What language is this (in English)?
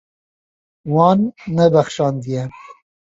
Kurdish